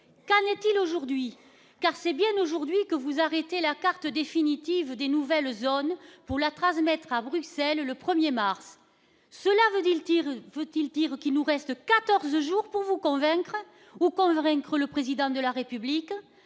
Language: French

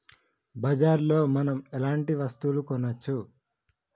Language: Telugu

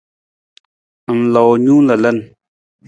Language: Nawdm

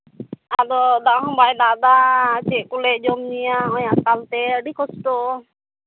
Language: Santali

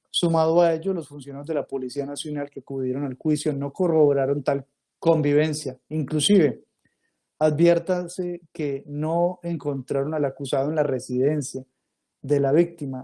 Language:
Spanish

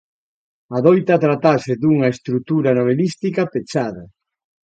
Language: Galician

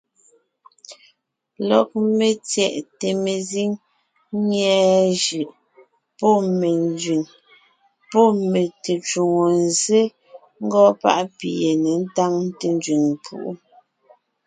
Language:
Ngiemboon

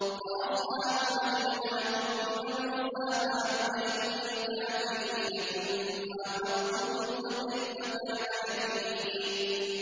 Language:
Arabic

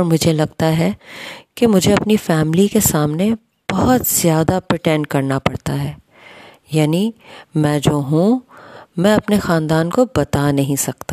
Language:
Urdu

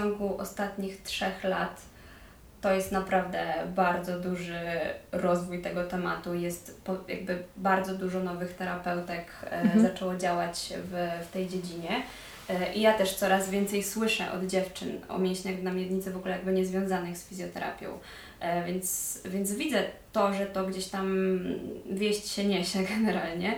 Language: Polish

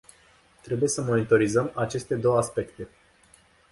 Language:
Romanian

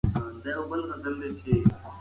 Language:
Pashto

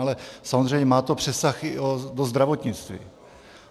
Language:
Czech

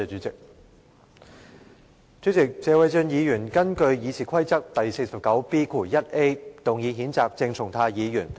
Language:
Cantonese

